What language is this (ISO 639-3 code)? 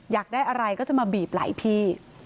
tha